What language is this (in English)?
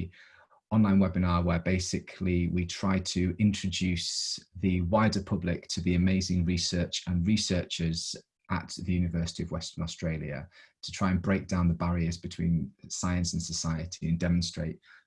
English